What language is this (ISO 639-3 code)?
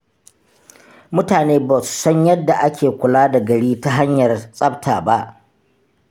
hau